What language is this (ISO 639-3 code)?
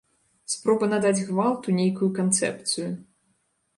bel